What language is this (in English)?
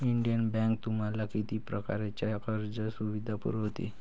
Marathi